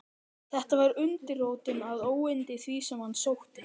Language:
Icelandic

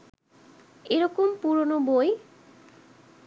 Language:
Bangla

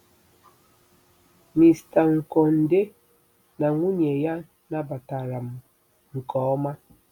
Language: Igbo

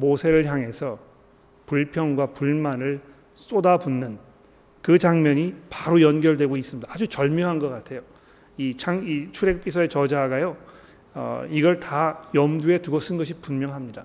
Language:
Korean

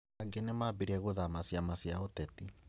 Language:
Kikuyu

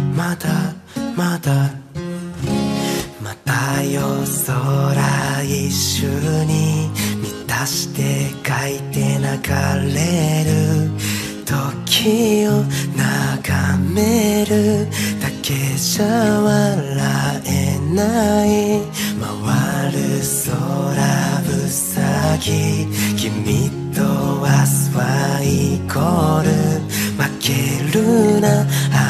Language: Japanese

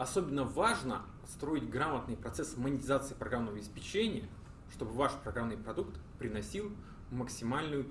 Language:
Russian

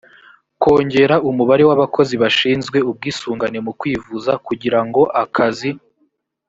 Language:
Kinyarwanda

